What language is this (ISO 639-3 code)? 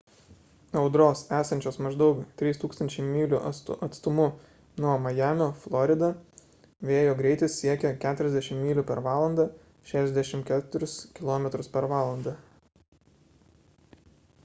lit